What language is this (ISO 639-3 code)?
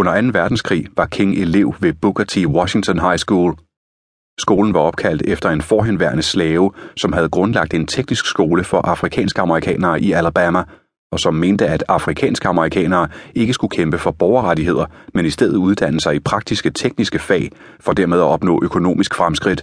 dan